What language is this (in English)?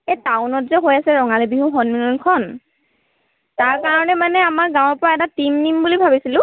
Assamese